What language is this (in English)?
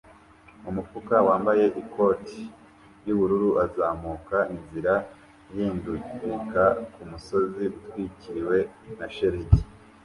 Kinyarwanda